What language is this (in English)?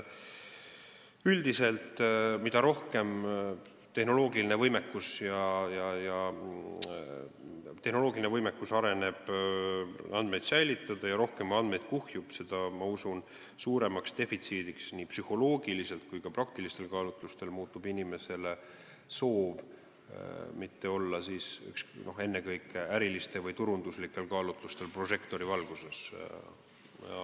Estonian